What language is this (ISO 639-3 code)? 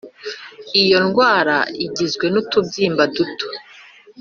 kin